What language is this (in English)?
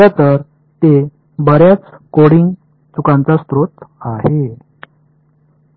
Marathi